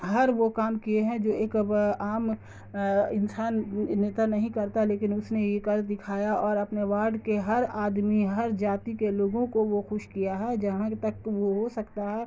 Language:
Urdu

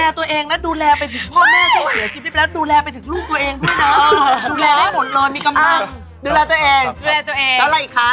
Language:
Thai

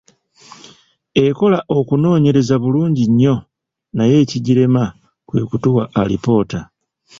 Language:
Ganda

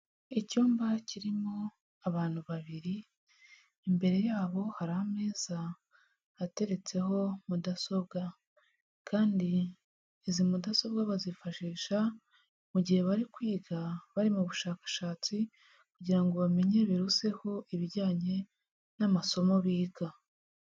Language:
Kinyarwanda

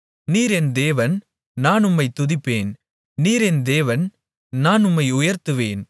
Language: Tamil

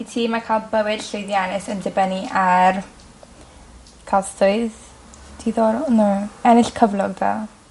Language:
Welsh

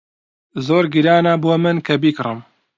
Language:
Central Kurdish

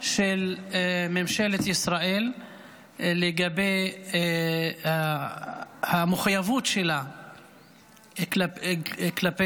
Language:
Hebrew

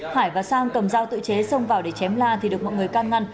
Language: Vietnamese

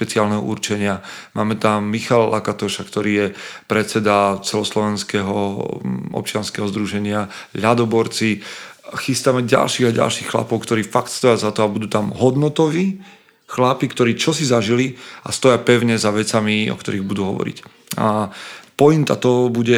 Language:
Slovak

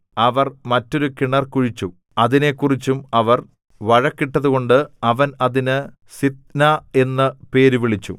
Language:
Malayalam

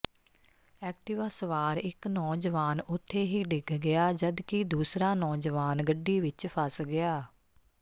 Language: Punjabi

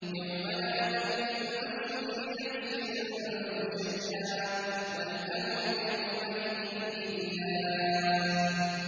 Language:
Arabic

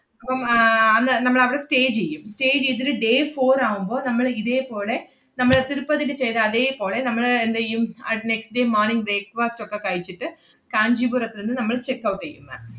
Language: Malayalam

